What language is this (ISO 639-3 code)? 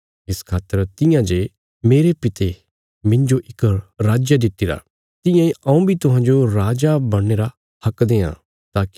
kfs